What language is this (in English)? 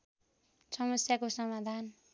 Nepali